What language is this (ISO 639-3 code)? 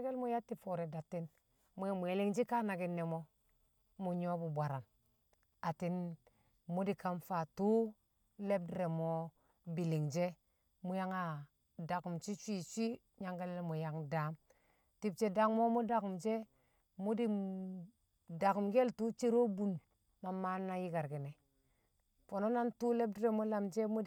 kcq